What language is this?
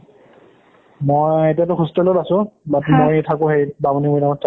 Assamese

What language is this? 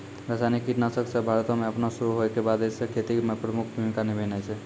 Maithili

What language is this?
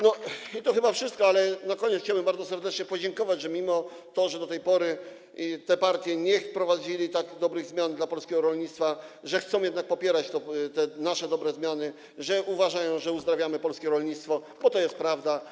Polish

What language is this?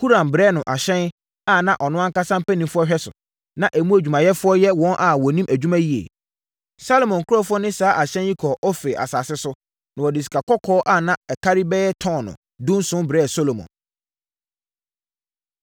Akan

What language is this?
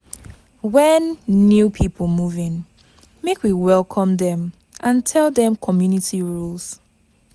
Nigerian Pidgin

